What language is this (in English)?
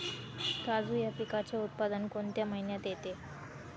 Marathi